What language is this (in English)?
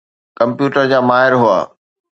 Sindhi